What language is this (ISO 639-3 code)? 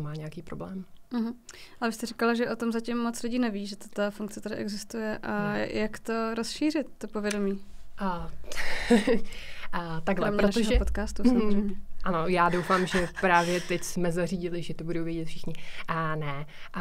ces